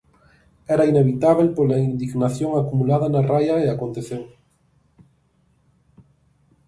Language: Galician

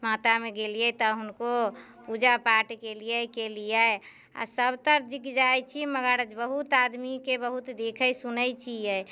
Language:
Maithili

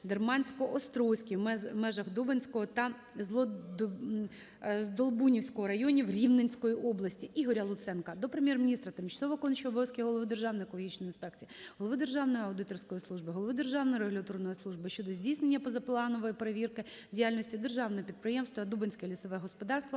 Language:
Ukrainian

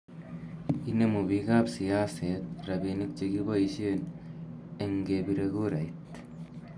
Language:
Kalenjin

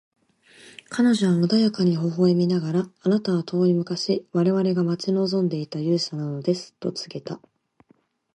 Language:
Japanese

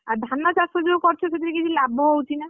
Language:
Odia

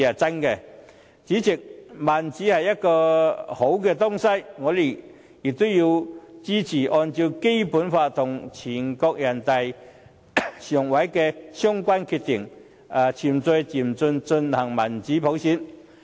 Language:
Cantonese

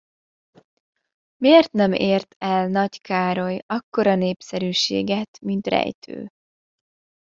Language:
Hungarian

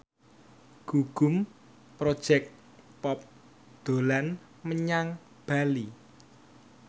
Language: Javanese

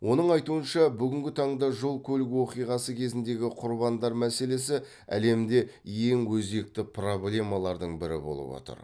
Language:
Kazakh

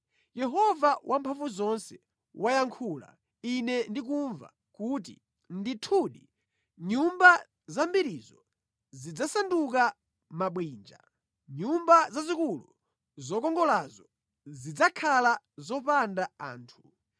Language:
Nyanja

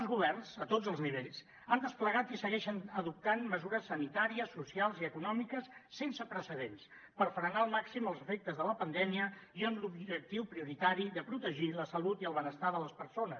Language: Catalan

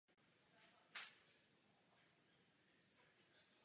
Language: Czech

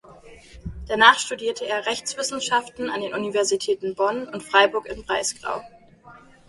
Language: German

